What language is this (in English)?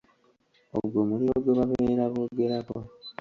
Ganda